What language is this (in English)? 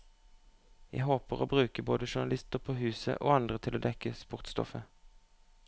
Norwegian